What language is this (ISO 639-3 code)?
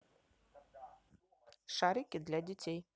rus